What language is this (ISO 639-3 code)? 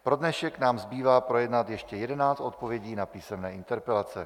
ces